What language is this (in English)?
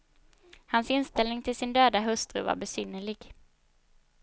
Swedish